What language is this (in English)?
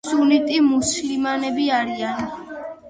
Georgian